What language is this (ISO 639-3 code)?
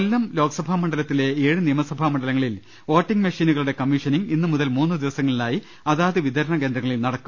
mal